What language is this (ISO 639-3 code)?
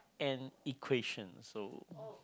eng